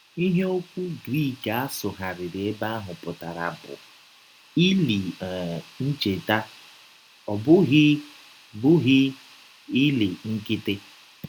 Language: Igbo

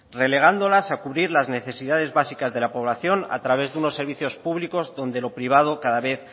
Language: Spanish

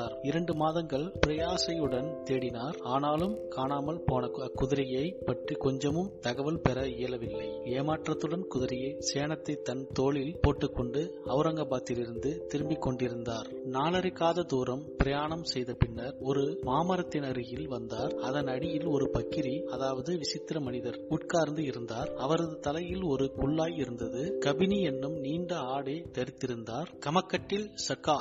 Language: Tamil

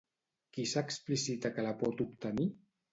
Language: Catalan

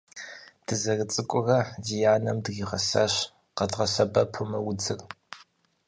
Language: Kabardian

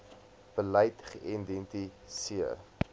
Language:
Afrikaans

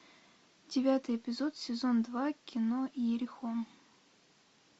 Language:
Russian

